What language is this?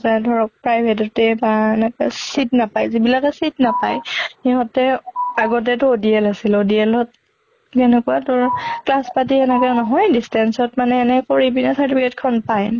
Assamese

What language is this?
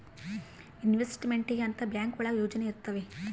Kannada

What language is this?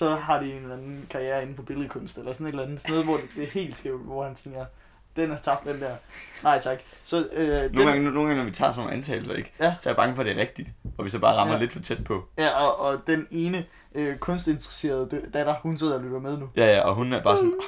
Danish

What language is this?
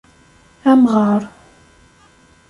Kabyle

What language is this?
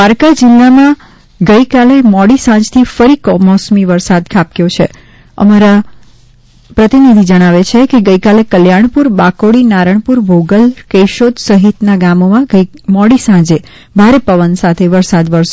Gujarati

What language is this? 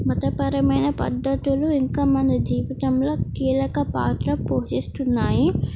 Telugu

